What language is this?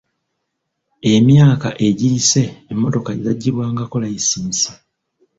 Ganda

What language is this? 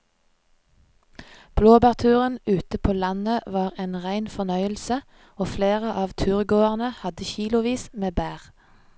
Norwegian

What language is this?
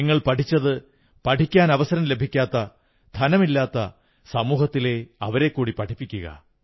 Malayalam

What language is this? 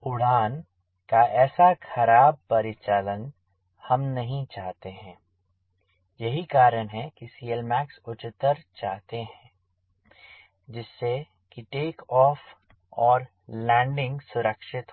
Hindi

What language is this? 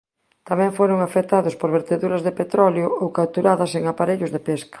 Galician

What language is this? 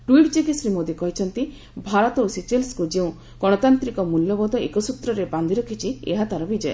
Odia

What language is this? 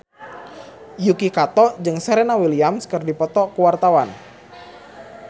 Sundanese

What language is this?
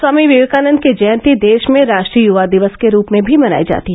Hindi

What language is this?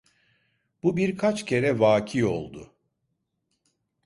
Turkish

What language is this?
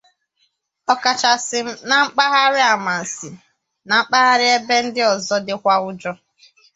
Igbo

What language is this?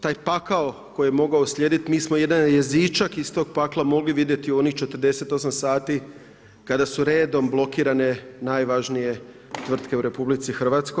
Croatian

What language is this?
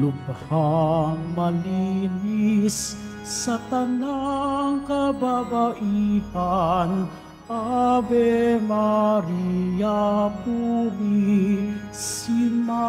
Filipino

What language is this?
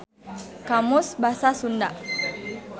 Sundanese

